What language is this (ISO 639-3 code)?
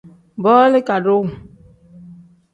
kdh